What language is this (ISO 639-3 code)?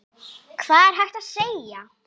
isl